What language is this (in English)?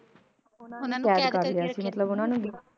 Punjabi